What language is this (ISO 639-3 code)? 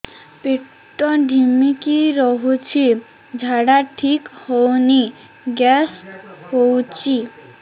ori